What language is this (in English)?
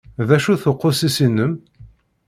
Kabyle